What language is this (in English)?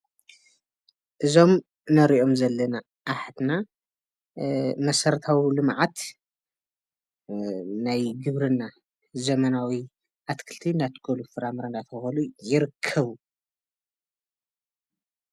Tigrinya